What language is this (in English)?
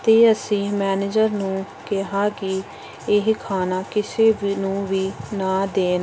Punjabi